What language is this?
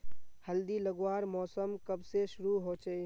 Magahi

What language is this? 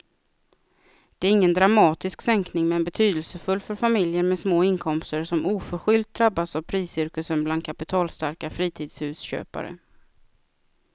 Swedish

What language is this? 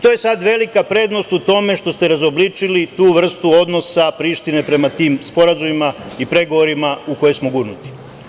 Serbian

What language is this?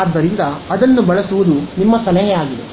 Kannada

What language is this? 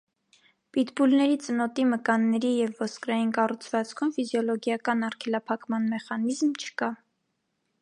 Armenian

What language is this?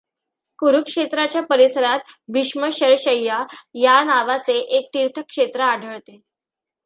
Marathi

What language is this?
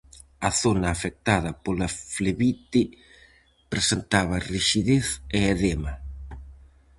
Galician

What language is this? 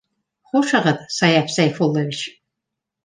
Bashkir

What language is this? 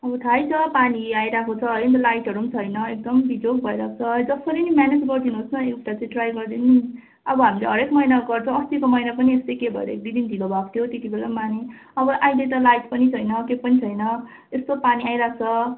Nepali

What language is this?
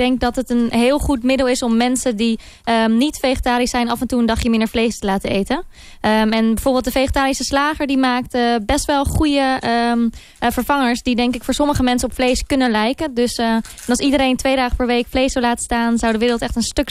Dutch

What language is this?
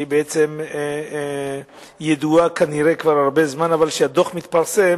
Hebrew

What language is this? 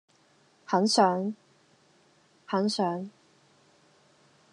Cantonese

